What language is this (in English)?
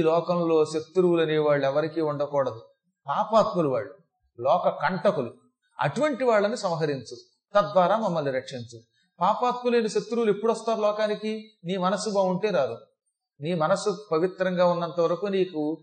Telugu